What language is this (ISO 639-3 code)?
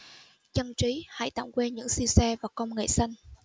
vie